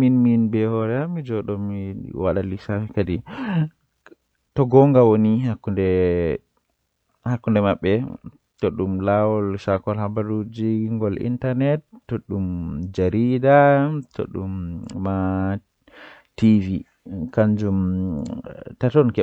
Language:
Western Niger Fulfulde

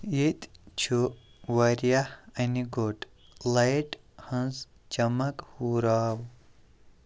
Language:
Kashmiri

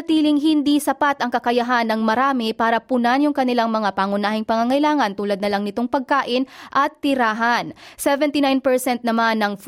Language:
Filipino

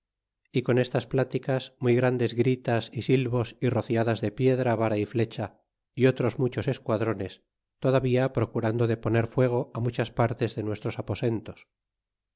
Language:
Spanish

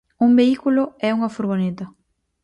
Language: Galician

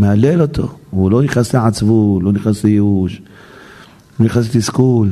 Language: Hebrew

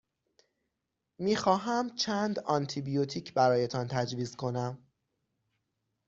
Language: Persian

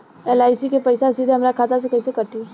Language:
Bhojpuri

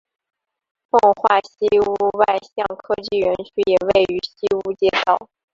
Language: Chinese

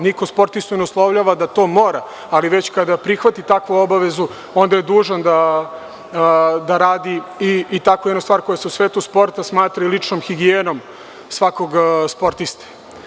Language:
Serbian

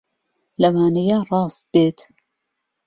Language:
Central Kurdish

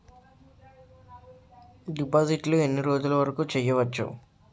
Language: Telugu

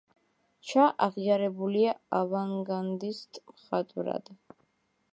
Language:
Georgian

